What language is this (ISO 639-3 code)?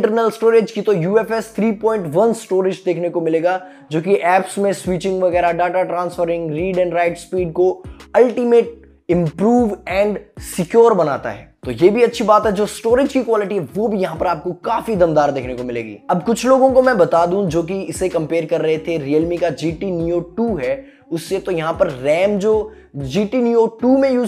hin